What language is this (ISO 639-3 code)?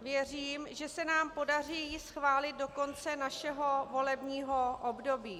ces